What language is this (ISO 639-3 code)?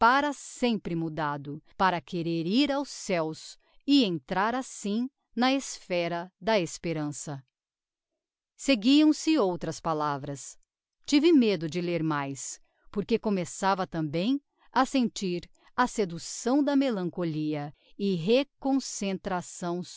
por